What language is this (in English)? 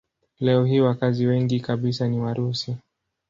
Swahili